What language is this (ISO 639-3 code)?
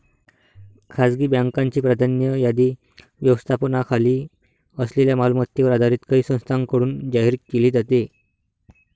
mar